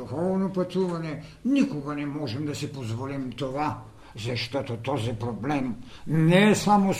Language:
Bulgarian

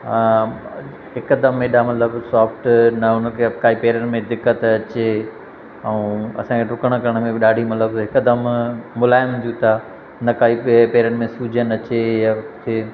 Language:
Sindhi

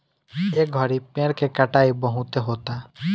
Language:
Bhojpuri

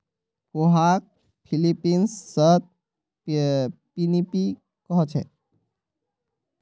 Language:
Magahi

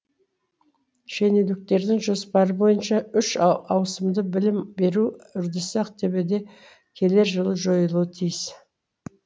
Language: Kazakh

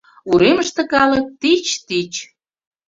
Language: Mari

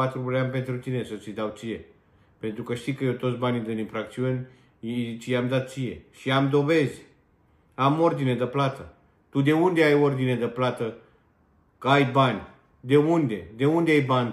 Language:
Romanian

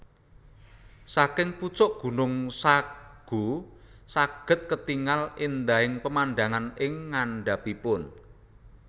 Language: Javanese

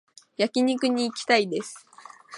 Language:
Japanese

